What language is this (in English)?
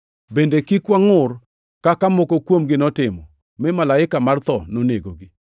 Luo (Kenya and Tanzania)